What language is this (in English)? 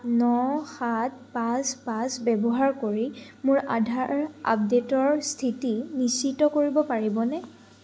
Assamese